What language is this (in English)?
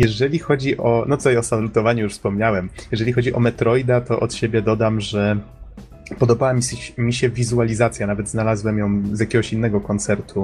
Polish